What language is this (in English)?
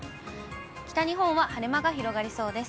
Japanese